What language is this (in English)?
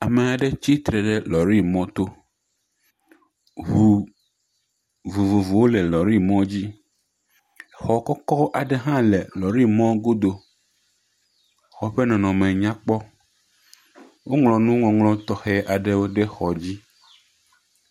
Ewe